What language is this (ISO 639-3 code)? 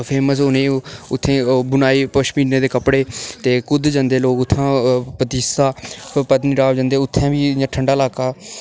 doi